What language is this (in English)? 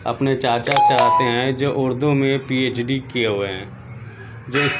Urdu